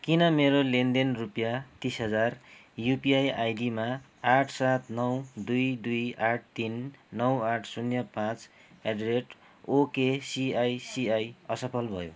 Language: Nepali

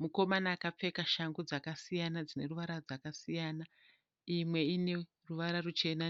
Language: Shona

